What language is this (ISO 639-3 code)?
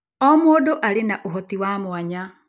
kik